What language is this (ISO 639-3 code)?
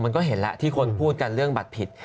tha